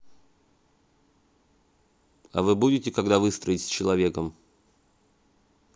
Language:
Russian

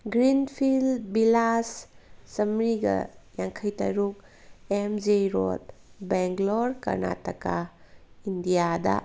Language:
Manipuri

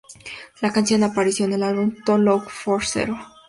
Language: Spanish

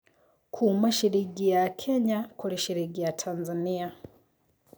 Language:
Kikuyu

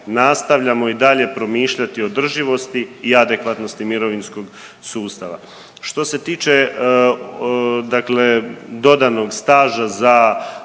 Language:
Croatian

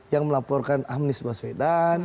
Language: Indonesian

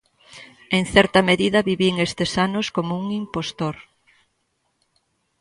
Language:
Galician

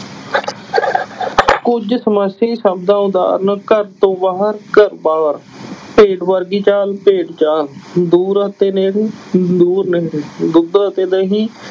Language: Punjabi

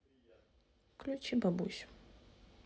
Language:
Russian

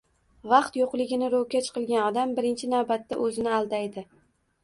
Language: Uzbek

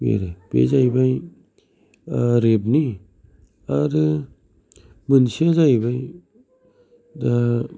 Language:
Bodo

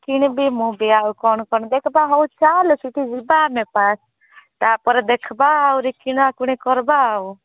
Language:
Odia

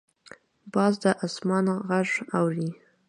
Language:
Pashto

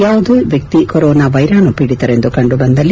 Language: Kannada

